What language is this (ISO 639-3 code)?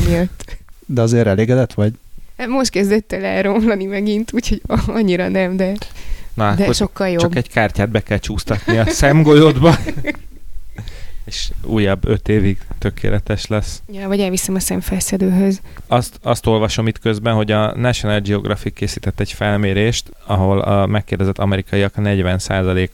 hun